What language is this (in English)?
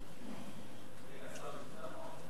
Hebrew